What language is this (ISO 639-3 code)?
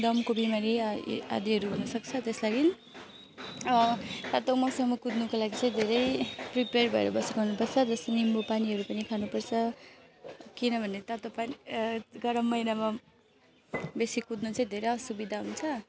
nep